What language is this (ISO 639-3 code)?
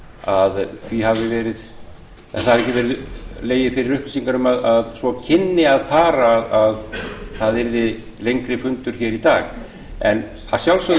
isl